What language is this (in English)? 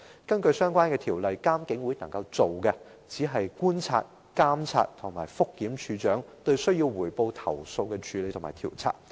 Cantonese